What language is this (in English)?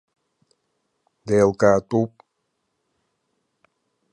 Abkhazian